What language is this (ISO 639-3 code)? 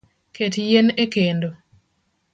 luo